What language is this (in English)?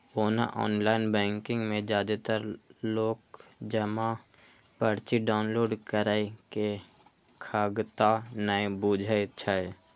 Maithili